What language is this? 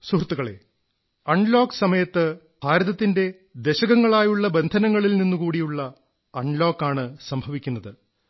Malayalam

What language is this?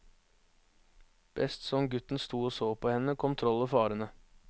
Norwegian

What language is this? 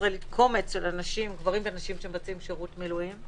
Hebrew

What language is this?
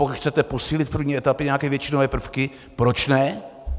Czech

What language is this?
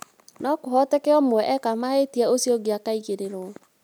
Kikuyu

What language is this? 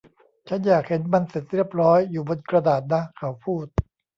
Thai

